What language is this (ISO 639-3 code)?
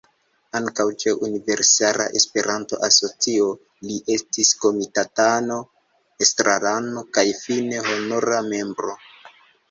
epo